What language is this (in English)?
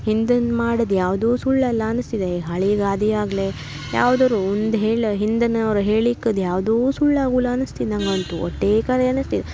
Kannada